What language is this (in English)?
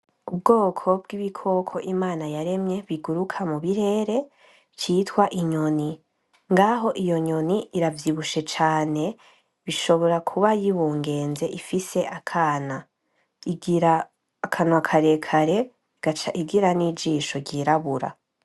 Rundi